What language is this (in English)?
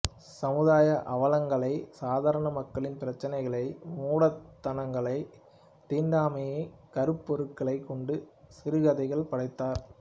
Tamil